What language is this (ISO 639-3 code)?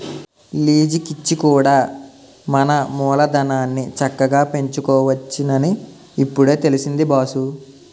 tel